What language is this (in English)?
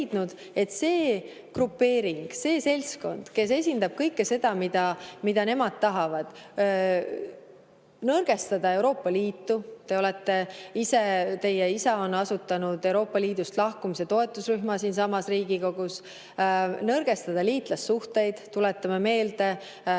Estonian